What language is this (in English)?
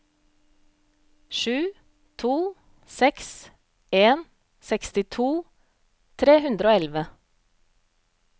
Norwegian